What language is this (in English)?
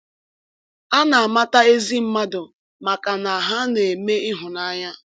Igbo